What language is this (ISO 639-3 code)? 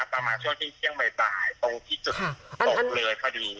tha